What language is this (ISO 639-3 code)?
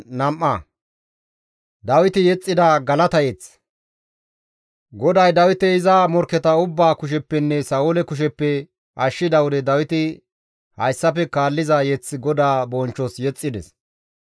gmv